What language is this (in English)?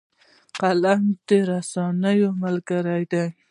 Pashto